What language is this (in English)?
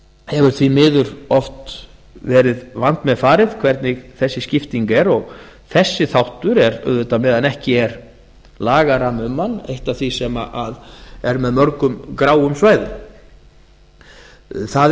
Icelandic